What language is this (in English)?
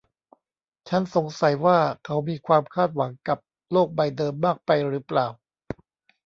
Thai